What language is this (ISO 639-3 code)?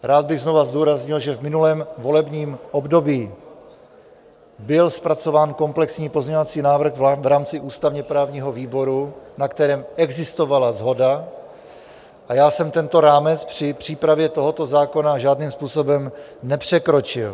ces